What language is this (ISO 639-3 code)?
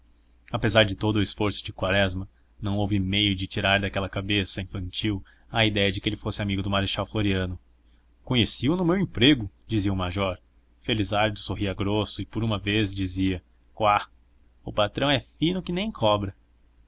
por